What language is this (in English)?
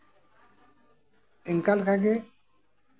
Santali